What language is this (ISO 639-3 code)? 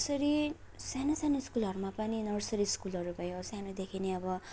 nep